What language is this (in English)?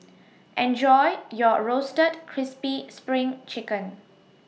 English